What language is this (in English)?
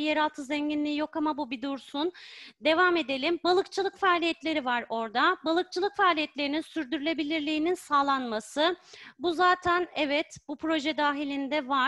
Turkish